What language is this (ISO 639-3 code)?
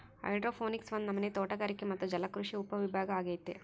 kan